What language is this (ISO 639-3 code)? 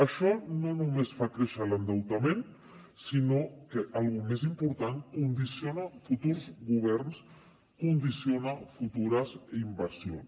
cat